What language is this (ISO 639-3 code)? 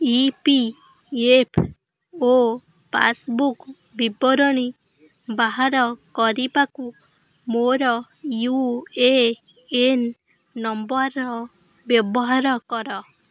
ori